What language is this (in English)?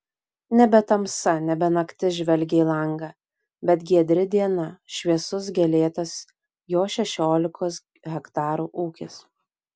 Lithuanian